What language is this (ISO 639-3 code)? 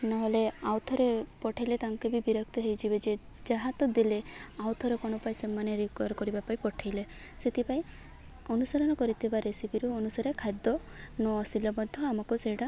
ori